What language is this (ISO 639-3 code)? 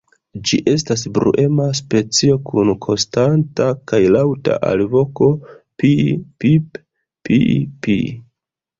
epo